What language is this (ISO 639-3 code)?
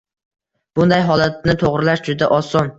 uzb